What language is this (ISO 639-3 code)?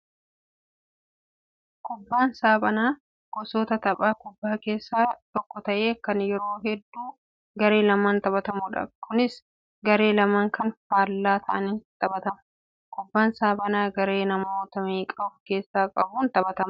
orm